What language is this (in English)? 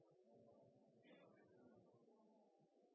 Norwegian Nynorsk